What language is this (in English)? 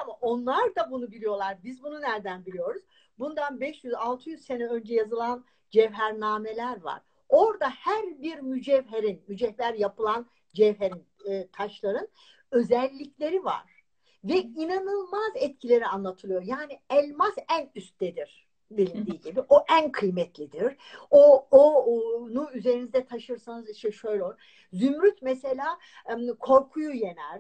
Turkish